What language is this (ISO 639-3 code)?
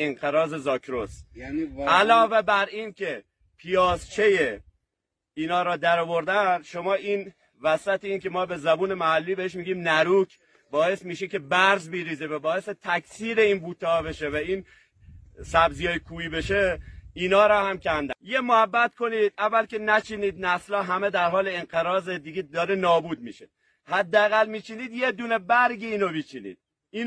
fas